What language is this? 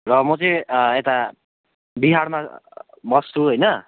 Nepali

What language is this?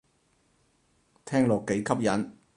Cantonese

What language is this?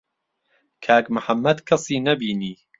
Central Kurdish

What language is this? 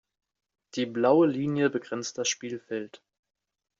German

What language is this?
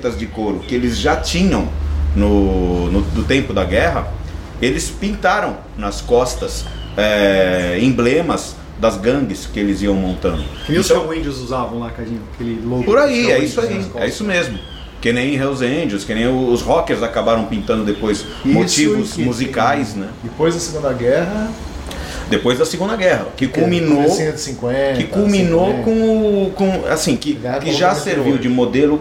Portuguese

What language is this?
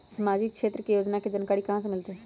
Magahi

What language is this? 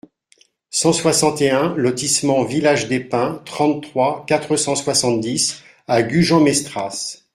French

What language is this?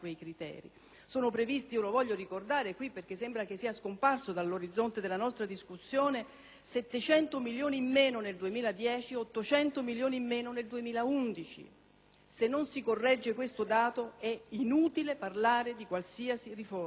Italian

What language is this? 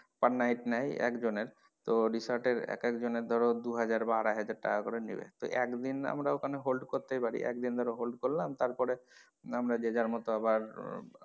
Bangla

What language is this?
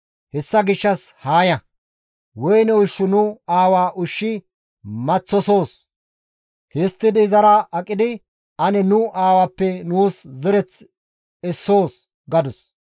Gamo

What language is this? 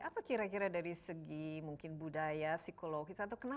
Indonesian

